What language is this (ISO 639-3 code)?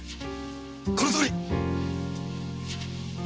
jpn